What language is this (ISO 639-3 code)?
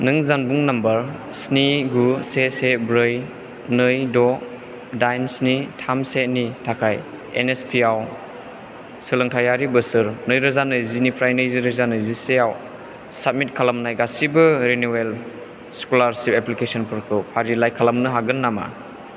brx